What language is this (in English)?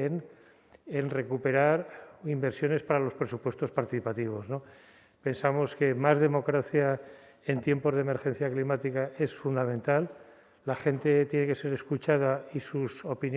Spanish